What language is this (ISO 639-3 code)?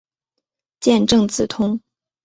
zho